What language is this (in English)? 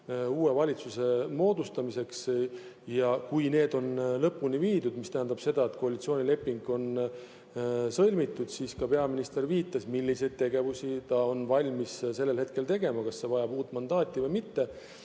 Estonian